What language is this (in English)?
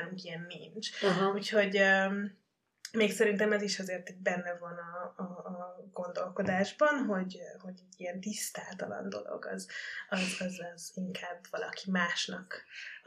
Hungarian